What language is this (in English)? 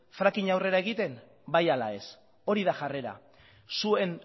Basque